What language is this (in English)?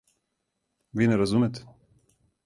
Serbian